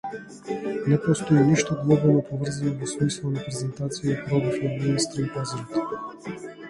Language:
Macedonian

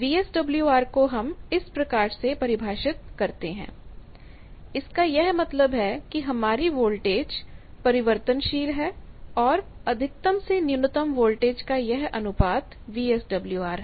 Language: Hindi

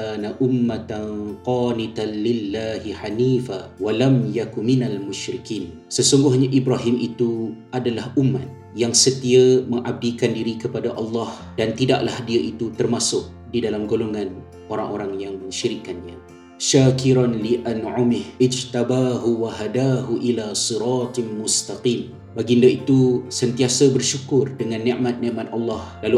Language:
Malay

